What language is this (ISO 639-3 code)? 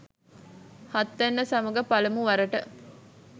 sin